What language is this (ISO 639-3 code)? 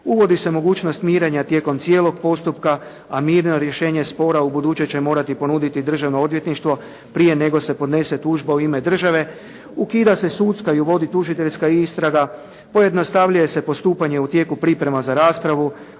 hrv